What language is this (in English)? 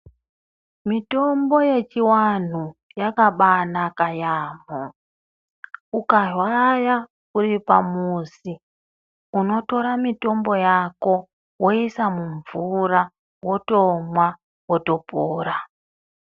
Ndau